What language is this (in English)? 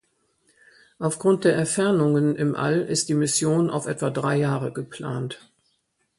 German